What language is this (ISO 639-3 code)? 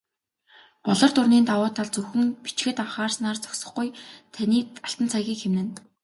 mon